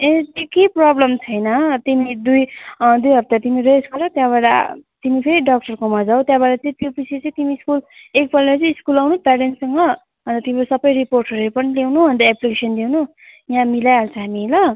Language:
Nepali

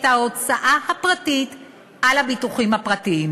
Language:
Hebrew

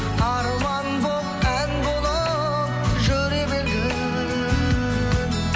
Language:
Kazakh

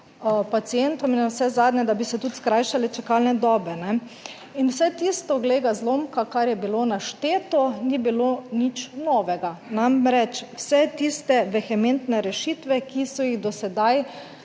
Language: Slovenian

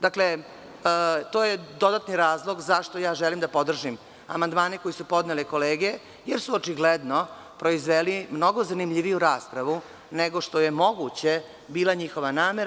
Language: Serbian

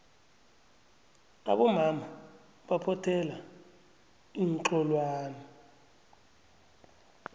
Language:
South Ndebele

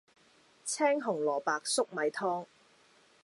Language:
Cantonese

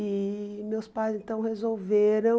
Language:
Portuguese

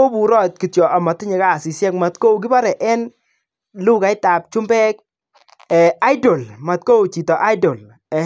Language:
Kalenjin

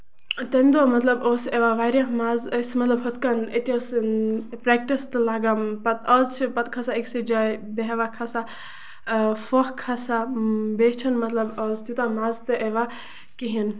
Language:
Kashmiri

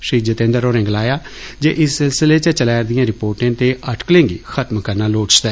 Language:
Dogri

